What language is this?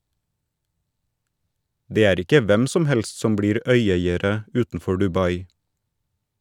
Norwegian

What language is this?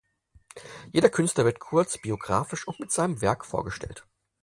German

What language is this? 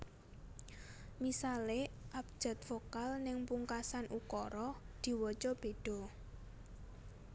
Javanese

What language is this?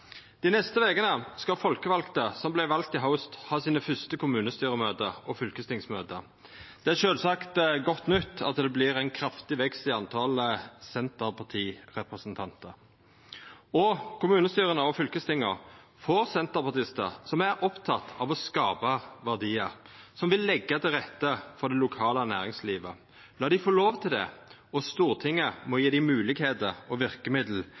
Norwegian Nynorsk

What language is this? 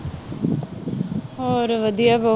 Punjabi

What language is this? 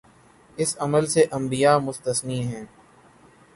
Urdu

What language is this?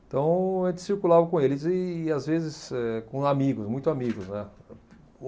Portuguese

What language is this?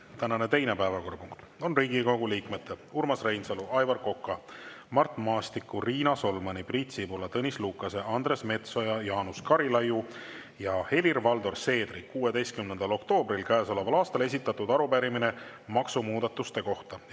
Estonian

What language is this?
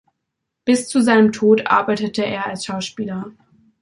German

